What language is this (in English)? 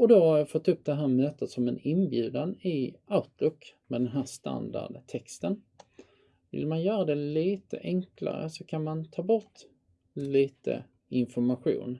Swedish